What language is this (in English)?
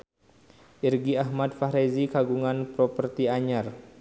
Sundanese